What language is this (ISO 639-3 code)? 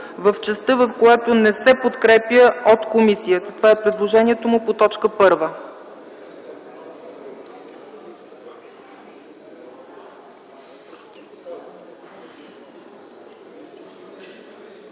bul